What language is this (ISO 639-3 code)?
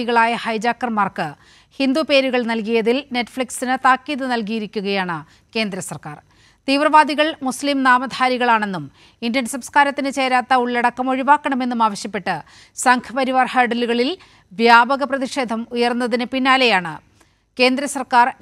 mal